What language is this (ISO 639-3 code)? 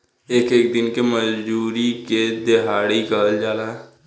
bho